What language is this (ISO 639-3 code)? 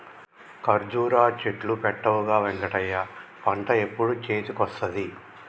tel